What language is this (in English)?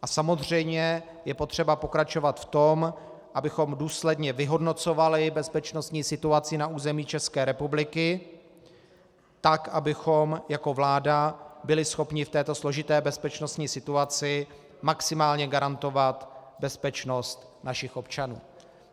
Czech